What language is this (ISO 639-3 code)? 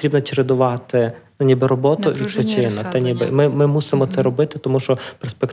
ukr